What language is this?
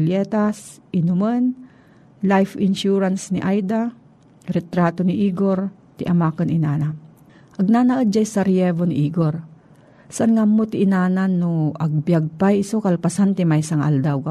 Filipino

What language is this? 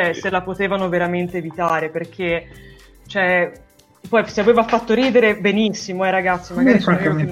Italian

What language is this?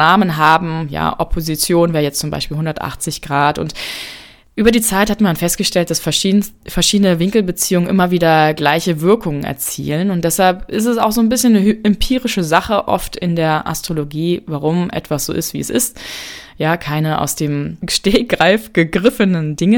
German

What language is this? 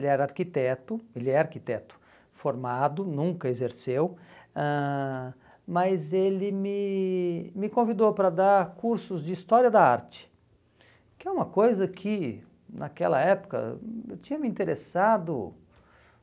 Portuguese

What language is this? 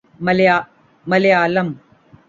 Urdu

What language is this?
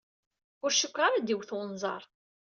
Kabyle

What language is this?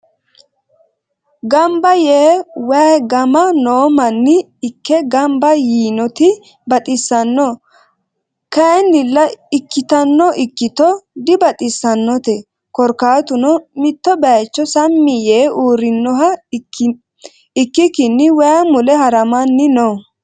Sidamo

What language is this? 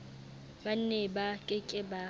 Southern Sotho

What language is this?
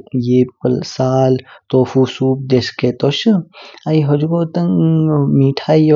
Kinnauri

